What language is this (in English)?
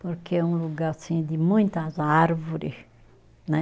Portuguese